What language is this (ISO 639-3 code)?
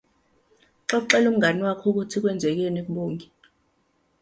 zul